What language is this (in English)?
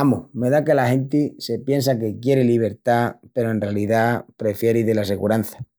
Extremaduran